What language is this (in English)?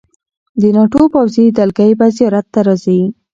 Pashto